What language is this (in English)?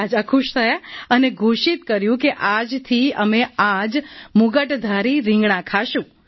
Gujarati